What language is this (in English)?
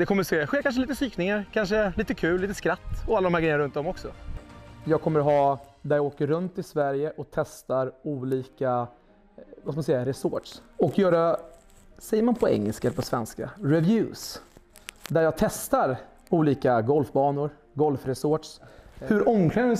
Swedish